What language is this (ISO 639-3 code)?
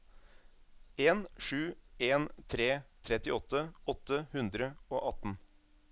nor